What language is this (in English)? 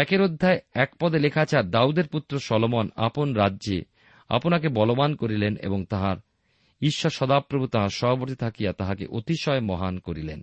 Bangla